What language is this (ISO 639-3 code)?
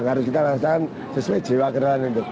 ind